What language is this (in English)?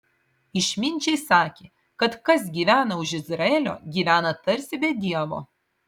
Lithuanian